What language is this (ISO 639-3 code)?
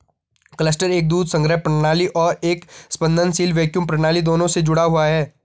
hin